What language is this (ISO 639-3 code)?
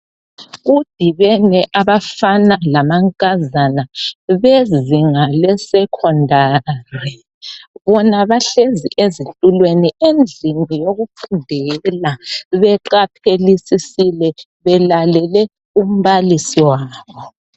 nde